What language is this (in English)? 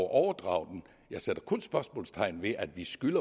Danish